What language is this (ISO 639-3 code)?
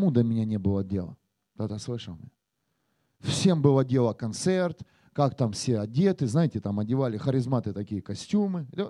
rus